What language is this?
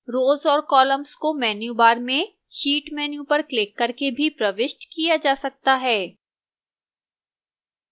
Hindi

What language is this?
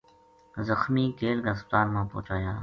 Gujari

